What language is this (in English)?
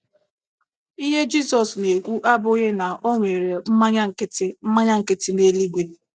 Igbo